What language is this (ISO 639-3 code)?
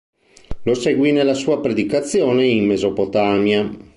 ita